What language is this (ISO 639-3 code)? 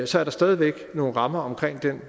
dan